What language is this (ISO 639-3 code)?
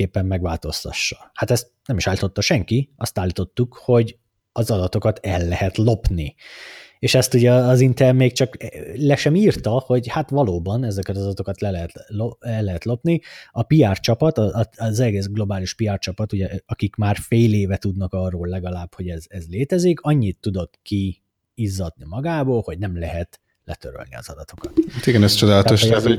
hun